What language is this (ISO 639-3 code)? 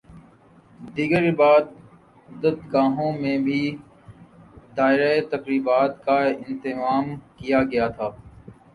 urd